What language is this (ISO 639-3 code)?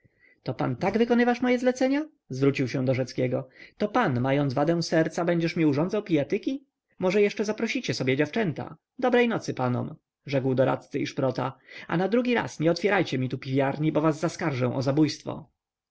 pol